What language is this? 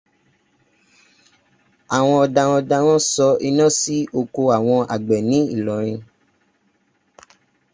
Yoruba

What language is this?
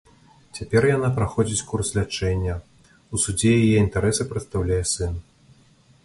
Belarusian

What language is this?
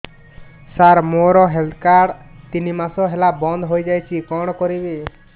Odia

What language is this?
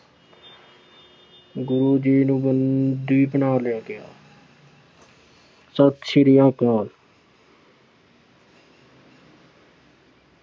Punjabi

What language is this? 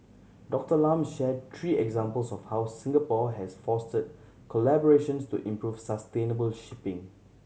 English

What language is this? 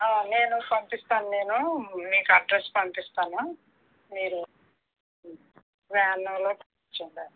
Telugu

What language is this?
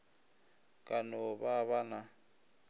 Northern Sotho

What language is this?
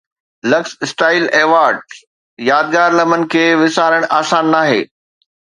Sindhi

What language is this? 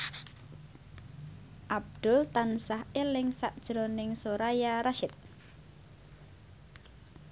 Javanese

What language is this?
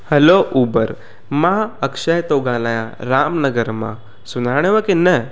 Sindhi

